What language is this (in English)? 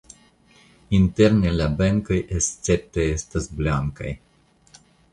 Esperanto